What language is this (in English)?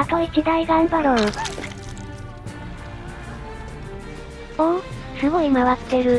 Japanese